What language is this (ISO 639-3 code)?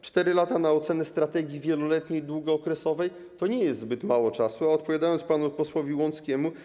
pol